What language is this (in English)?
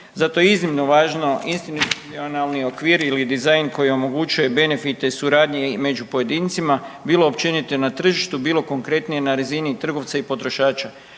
Croatian